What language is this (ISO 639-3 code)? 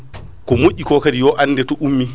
ful